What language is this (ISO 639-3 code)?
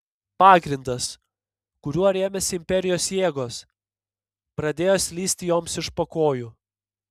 lit